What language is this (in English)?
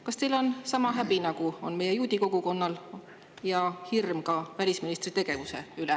Estonian